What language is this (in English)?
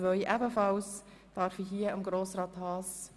Swiss German